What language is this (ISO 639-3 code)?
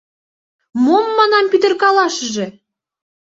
chm